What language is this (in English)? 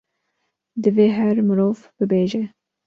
Kurdish